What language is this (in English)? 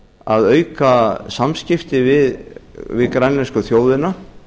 Icelandic